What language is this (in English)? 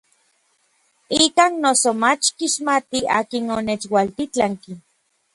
Orizaba Nahuatl